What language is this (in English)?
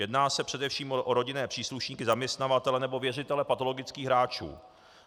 Czech